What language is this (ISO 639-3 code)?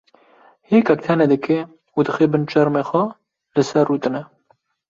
kur